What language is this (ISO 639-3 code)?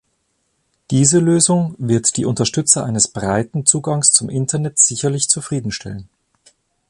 deu